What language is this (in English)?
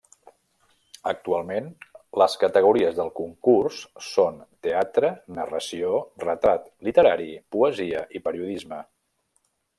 Catalan